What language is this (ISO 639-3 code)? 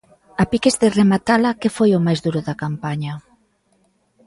glg